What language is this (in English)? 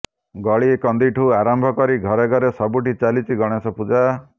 Odia